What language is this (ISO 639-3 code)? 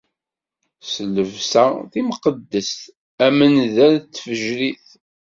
kab